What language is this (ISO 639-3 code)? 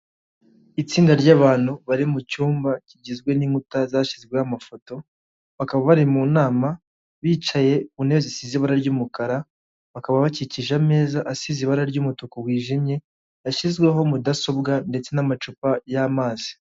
kin